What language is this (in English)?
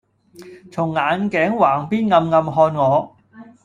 Cantonese